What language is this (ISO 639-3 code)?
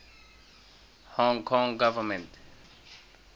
eng